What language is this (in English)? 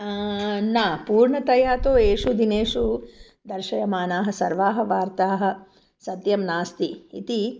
Sanskrit